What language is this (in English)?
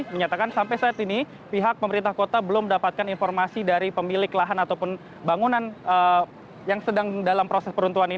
Indonesian